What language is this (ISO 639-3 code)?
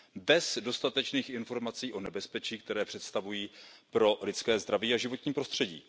ces